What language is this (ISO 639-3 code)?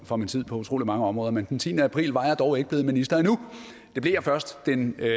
dan